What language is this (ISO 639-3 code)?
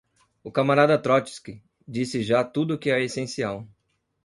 por